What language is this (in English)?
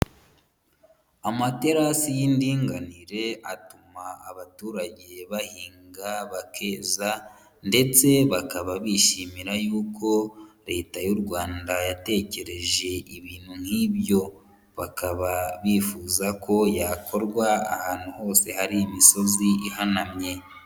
Kinyarwanda